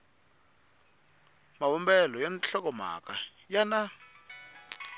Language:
Tsonga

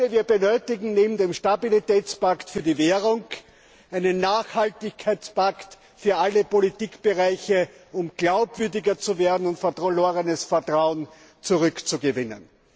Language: German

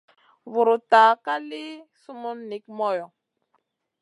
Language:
Masana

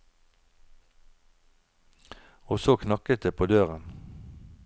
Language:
Norwegian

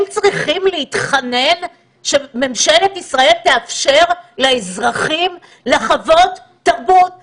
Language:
Hebrew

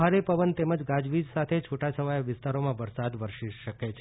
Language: Gujarati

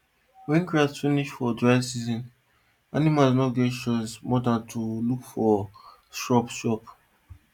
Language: Nigerian Pidgin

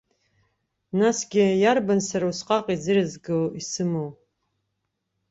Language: Abkhazian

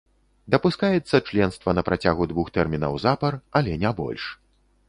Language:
Belarusian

